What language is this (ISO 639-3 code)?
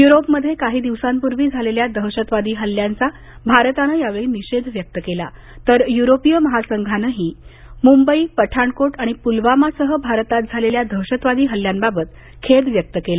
mar